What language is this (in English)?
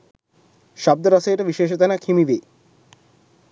Sinhala